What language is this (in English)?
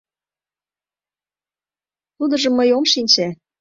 Mari